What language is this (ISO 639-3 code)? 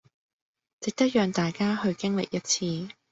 yue